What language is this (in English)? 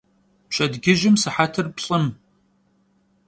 Kabardian